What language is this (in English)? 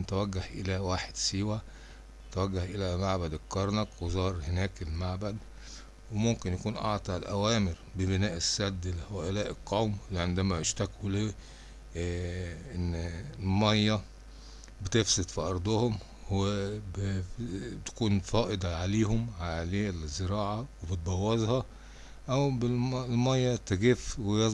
Arabic